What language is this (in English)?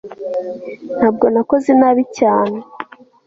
Kinyarwanda